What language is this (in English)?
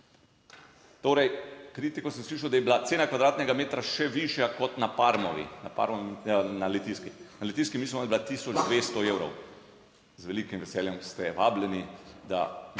Slovenian